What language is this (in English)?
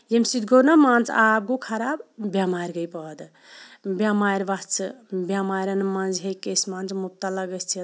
Kashmiri